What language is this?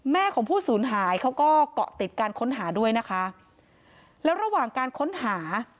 Thai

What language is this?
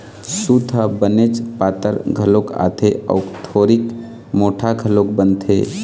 Chhattisgarhi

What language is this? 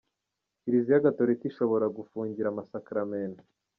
Kinyarwanda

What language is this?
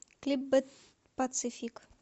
Russian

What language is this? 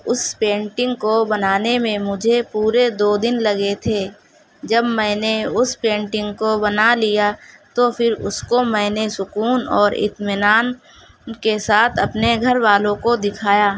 Urdu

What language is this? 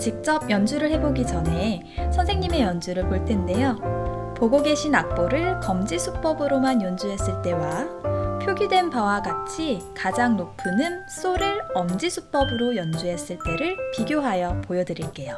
Korean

